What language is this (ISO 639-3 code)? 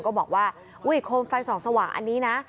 tha